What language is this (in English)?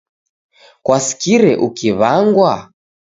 Taita